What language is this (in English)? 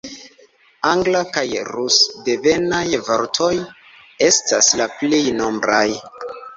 Esperanto